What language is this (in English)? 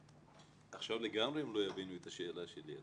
Hebrew